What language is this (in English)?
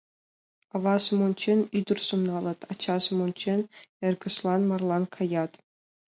Mari